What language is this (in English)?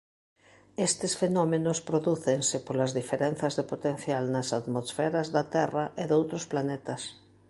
Galician